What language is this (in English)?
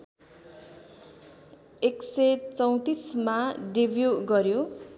Nepali